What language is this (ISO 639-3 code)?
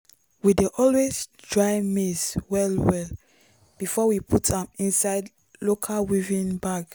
pcm